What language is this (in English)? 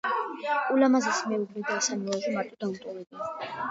Georgian